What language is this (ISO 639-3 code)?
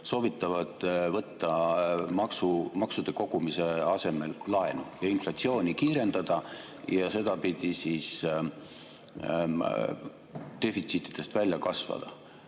est